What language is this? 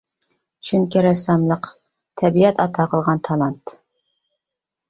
Uyghur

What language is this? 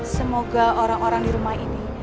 Indonesian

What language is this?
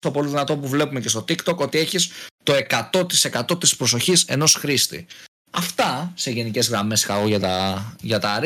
Greek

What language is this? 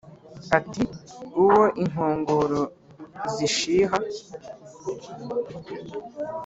Kinyarwanda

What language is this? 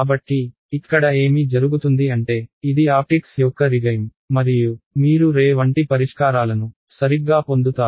Telugu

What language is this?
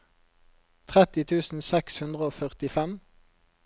Norwegian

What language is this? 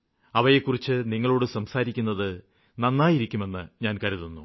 Malayalam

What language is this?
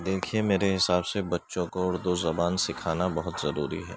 Urdu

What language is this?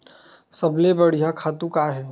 Chhattisgarhi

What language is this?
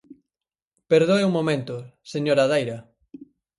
Galician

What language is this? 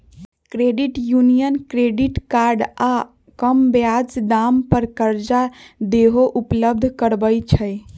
Magahi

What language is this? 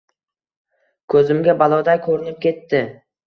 Uzbek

